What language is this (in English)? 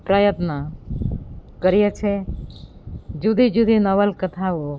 Gujarati